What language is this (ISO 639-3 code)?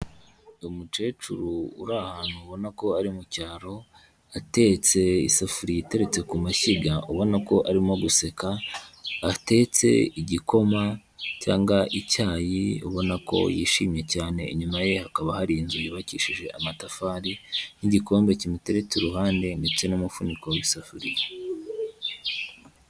kin